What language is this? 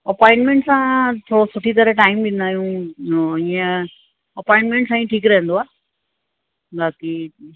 Sindhi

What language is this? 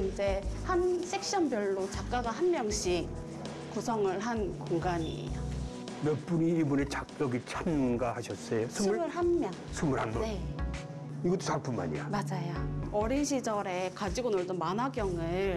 Korean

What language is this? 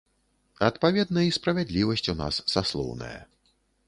Belarusian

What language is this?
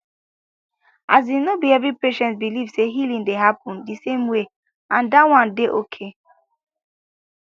Nigerian Pidgin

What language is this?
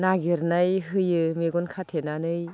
Bodo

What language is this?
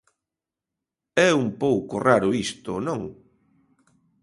Galician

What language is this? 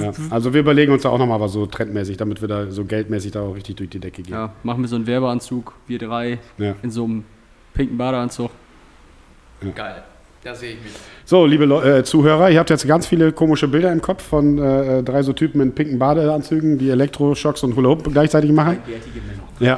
German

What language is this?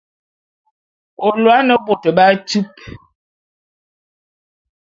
Bulu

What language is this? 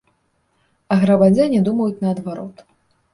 Belarusian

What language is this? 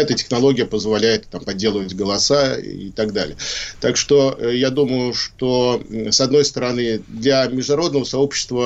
Russian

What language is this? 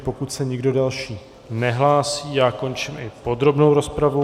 Czech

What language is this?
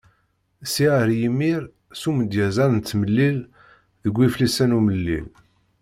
Kabyle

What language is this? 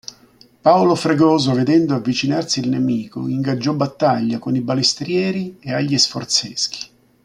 Italian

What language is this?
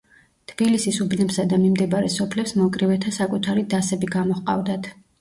Georgian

